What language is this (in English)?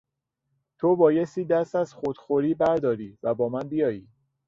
Persian